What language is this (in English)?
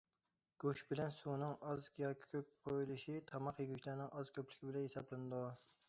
Uyghur